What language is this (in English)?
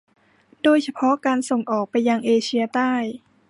Thai